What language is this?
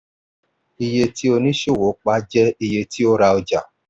Yoruba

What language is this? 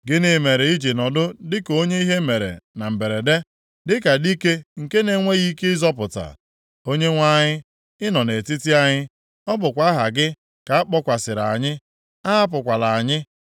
Igbo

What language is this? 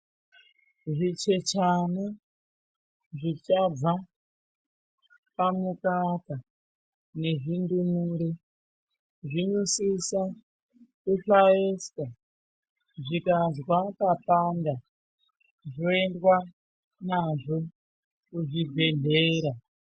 Ndau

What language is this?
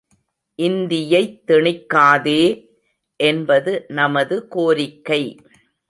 Tamil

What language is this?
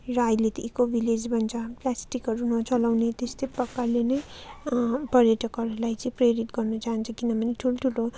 Nepali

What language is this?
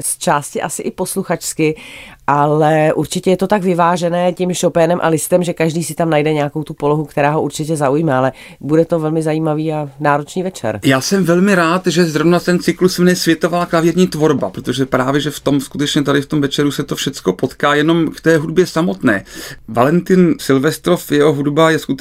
Czech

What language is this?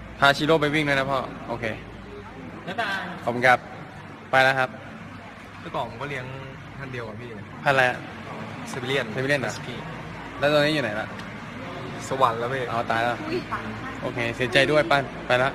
Thai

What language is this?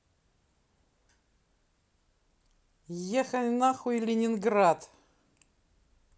Russian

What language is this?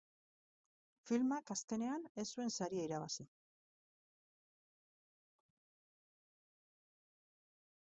Basque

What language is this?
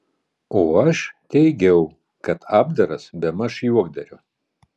Lithuanian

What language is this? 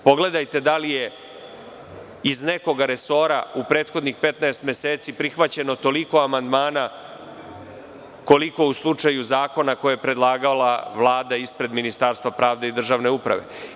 Serbian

